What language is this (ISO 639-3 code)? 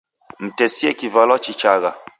dav